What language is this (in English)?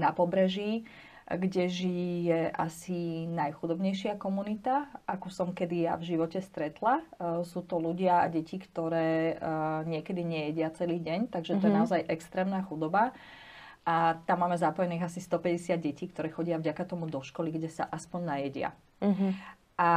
Slovak